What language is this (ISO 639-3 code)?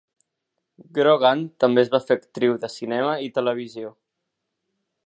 cat